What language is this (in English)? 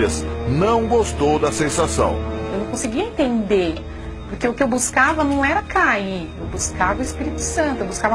Portuguese